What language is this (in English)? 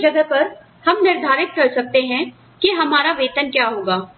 Hindi